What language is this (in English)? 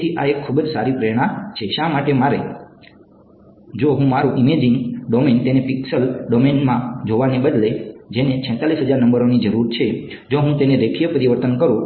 Gujarati